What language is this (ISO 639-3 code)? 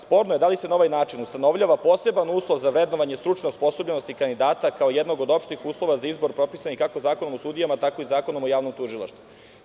srp